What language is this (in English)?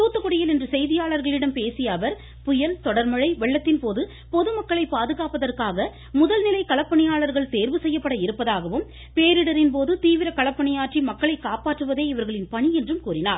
Tamil